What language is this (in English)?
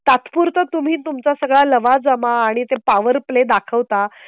Marathi